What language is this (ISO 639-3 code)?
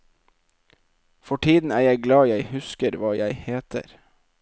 nor